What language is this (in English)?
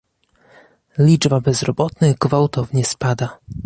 Polish